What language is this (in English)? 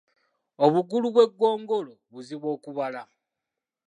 Ganda